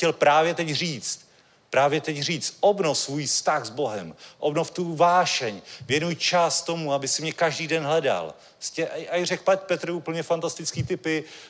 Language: Czech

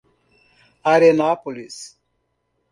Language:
Portuguese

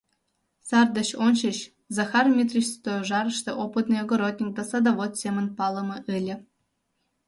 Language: Mari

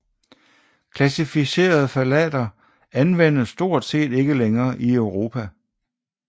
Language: Danish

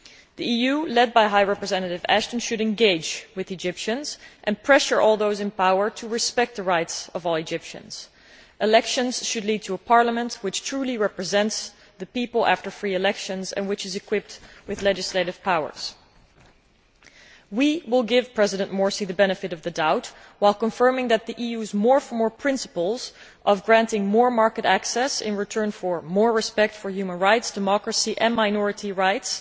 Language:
English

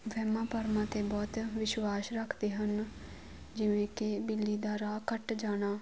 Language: Punjabi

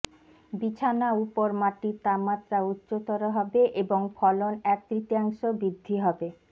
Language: Bangla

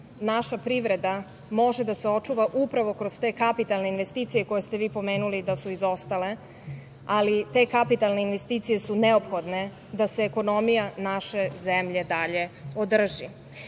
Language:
Serbian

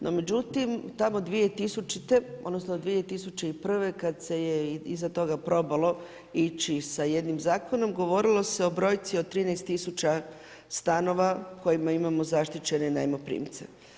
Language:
Croatian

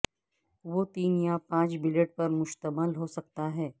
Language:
Urdu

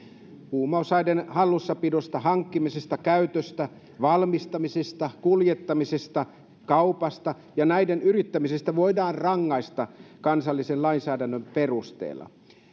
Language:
Finnish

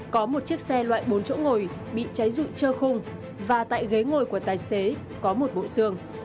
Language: Vietnamese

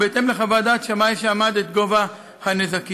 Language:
Hebrew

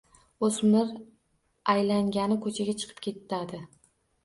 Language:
Uzbek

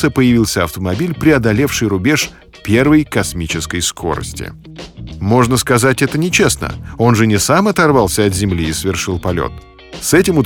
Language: Russian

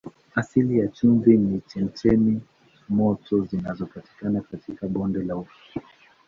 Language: Swahili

